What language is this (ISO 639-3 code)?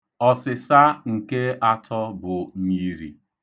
ibo